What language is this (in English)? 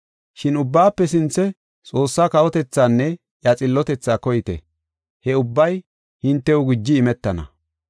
Gofa